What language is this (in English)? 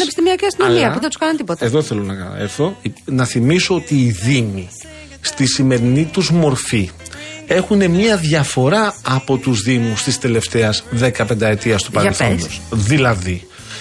Greek